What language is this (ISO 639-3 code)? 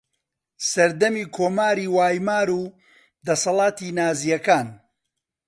ckb